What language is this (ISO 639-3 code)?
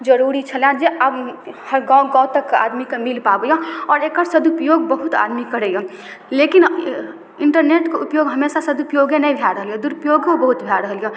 mai